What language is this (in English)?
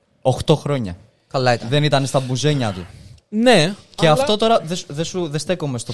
Greek